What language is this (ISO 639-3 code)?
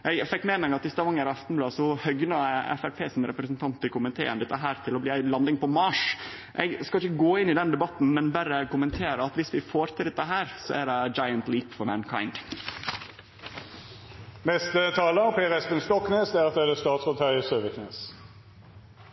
nor